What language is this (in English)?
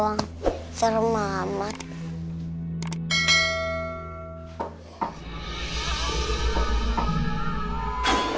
Indonesian